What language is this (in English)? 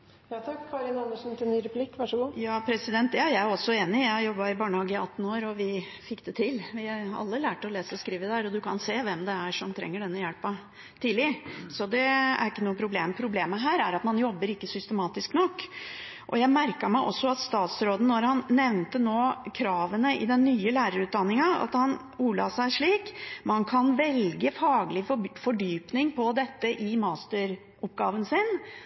Norwegian Bokmål